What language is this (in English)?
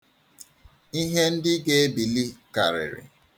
Igbo